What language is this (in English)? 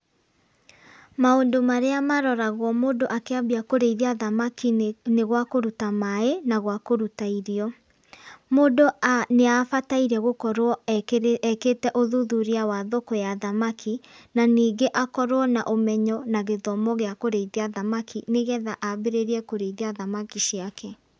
Kikuyu